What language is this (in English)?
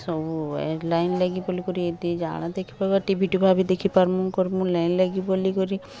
Odia